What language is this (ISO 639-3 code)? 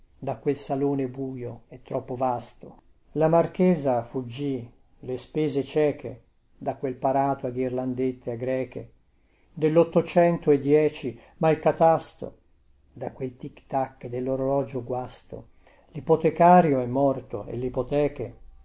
ita